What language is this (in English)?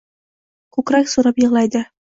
Uzbek